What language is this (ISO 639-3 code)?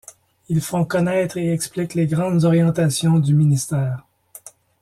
fra